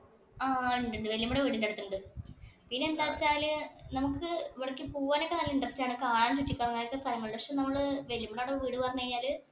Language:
Malayalam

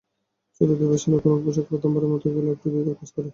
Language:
Bangla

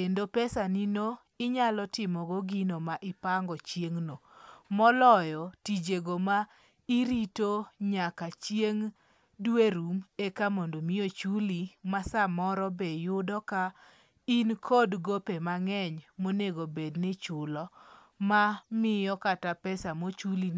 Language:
Luo (Kenya and Tanzania)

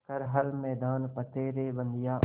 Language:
Hindi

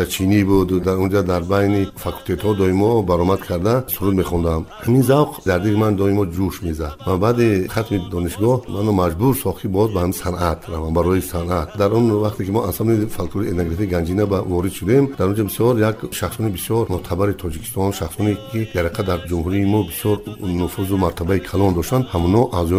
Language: Persian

